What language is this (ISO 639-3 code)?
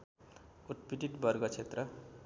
nep